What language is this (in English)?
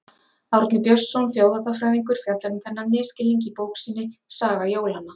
Icelandic